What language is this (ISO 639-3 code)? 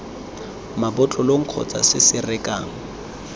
tsn